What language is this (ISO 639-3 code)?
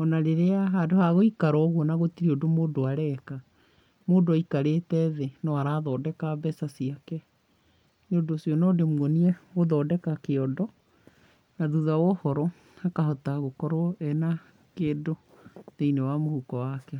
kik